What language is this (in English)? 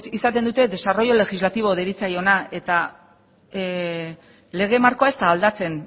Basque